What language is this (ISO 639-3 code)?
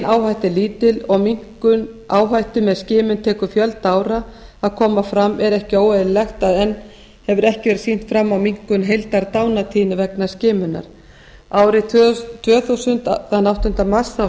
isl